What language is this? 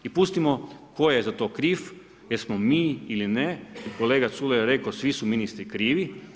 Croatian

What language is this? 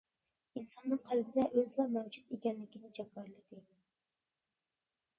Uyghur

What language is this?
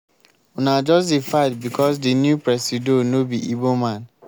Nigerian Pidgin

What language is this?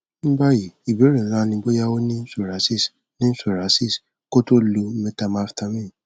Yoruba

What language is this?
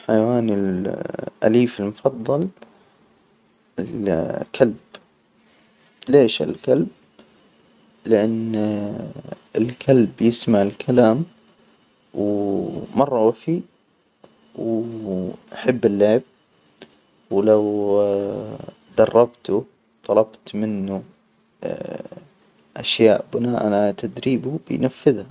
Hijazi Arabic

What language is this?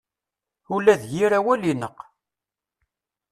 Kabyle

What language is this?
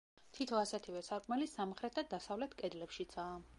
Georgian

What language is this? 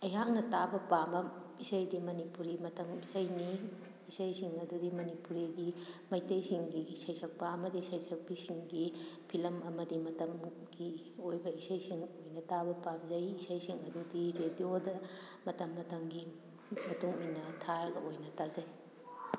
Manipuri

